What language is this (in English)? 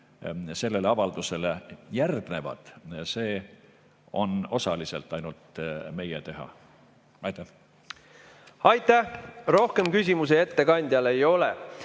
Estonian